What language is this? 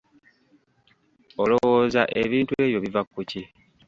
Ganda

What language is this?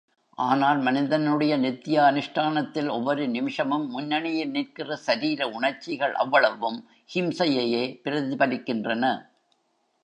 Tamil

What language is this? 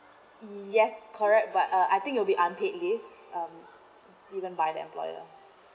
English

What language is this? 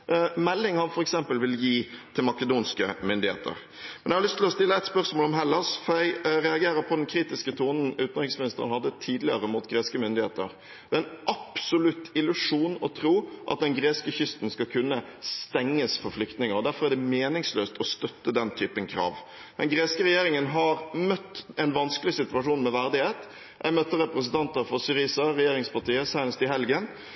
Norwegian Bokmål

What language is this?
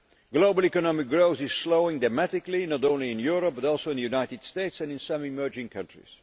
English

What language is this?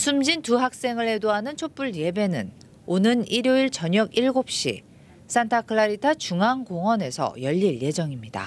Korean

